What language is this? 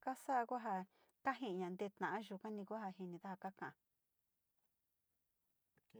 Sinicahua Mixtec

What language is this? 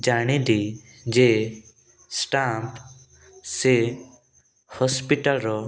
Odia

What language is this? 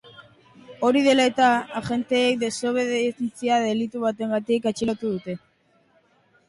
Basque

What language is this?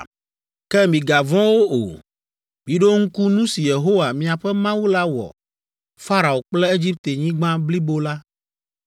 Ewe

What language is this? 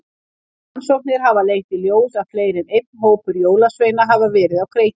Icelandic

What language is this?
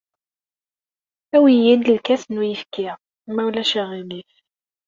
Kabyle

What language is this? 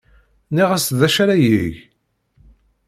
Kabyle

